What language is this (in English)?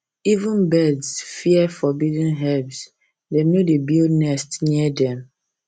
Nigerian Pidgin